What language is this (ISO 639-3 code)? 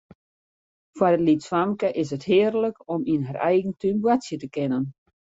fry